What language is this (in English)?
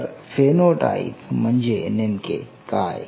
Marathi